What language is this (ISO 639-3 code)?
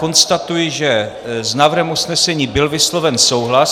ces